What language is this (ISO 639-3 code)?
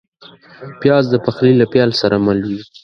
pus